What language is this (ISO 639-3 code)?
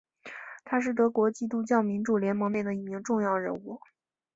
zho